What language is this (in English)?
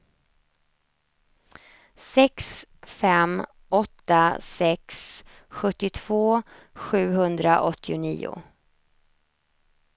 Swedish